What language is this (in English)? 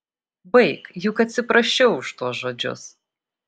Lithuanian